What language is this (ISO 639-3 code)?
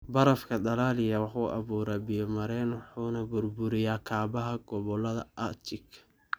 som